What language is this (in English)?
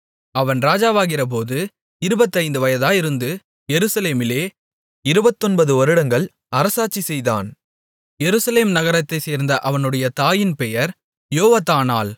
Tamil